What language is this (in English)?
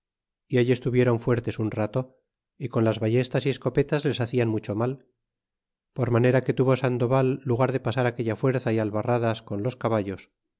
Spanish